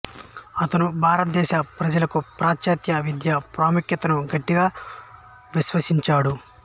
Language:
Telugu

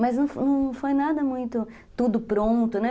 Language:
Portuguese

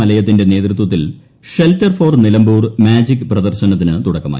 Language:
Malayalam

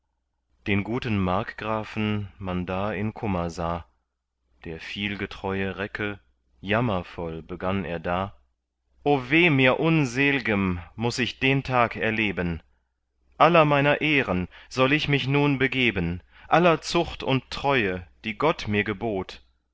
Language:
German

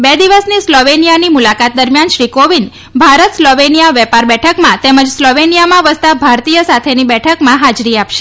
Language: Gujarati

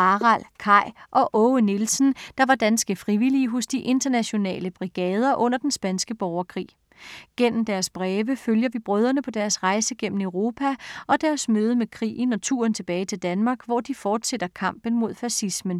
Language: Danish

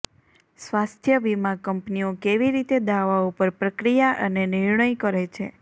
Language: Gujarati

